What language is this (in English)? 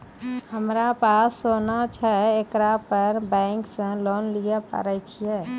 Maithili